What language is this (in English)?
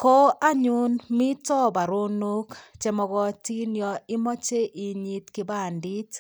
Kalenjin